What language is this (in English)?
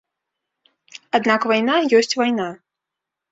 Belarusian